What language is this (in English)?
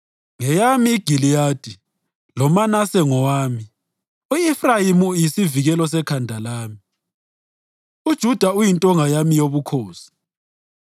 North Ndebele